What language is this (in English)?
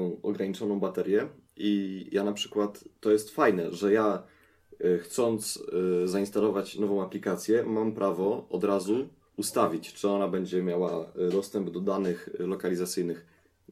Polish